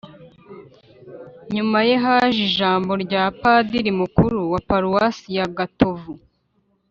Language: Kinyarwanda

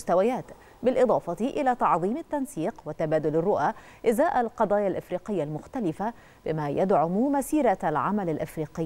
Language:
Arabic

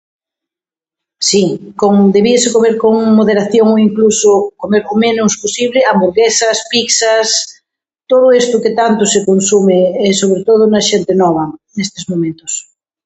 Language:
Galician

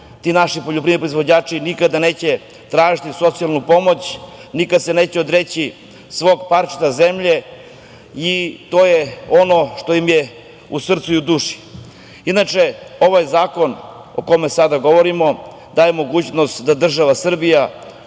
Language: Serbian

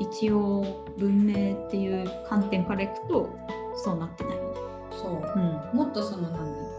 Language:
Japanese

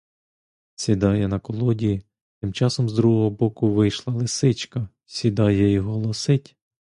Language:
Ukrainian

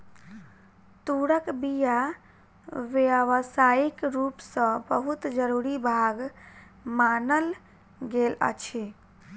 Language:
Maithili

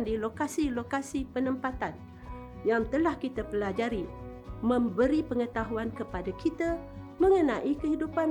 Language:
Malay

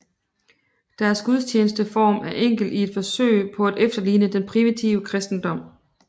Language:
Danish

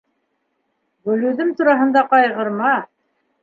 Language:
Bashkir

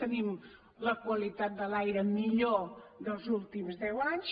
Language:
Catalan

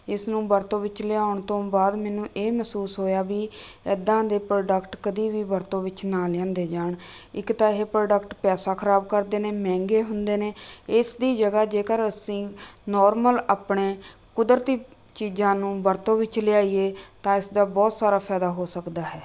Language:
Punjabi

